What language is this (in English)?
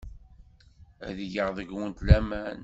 Kabyle